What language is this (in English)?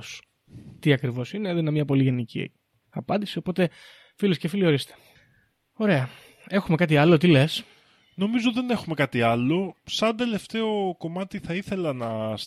Greek